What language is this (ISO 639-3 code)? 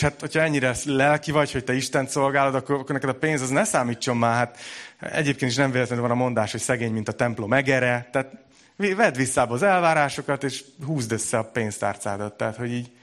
hun